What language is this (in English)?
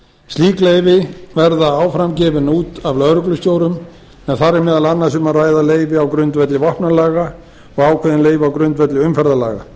Icelandic